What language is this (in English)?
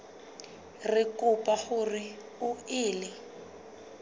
Southern Sotho